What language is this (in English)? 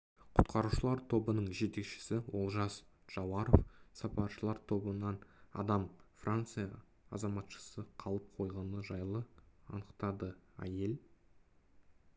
Kazakh